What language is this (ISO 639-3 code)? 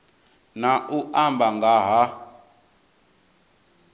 ven